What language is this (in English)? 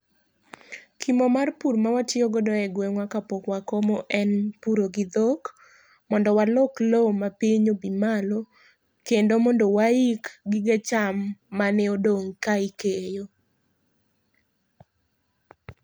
Luo (Kenya and Tanzania)